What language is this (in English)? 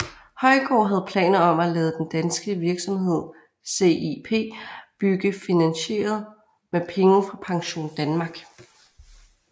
Danish